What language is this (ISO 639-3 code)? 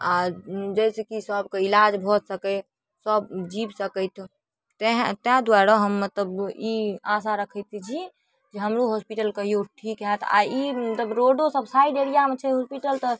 mai